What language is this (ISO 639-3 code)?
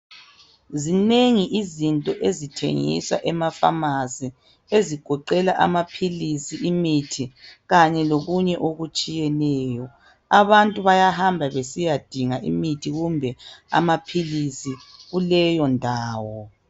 nde